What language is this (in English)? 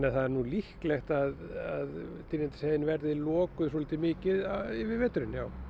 Icelandic